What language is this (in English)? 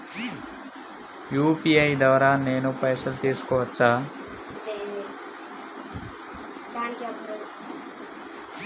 Telugu